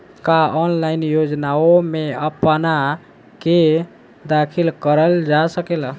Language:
Bhojpuri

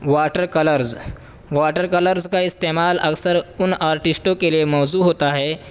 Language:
Urdu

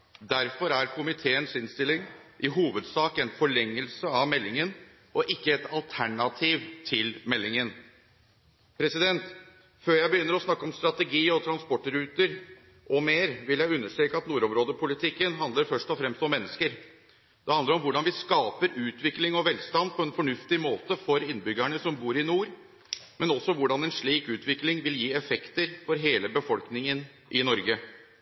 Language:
Norwegian Bokmål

